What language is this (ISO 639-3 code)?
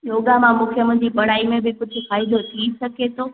snd